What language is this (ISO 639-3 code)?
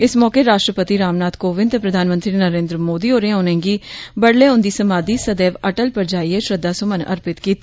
doi